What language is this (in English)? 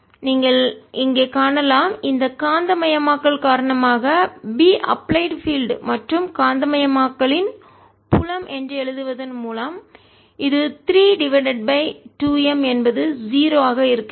Tamil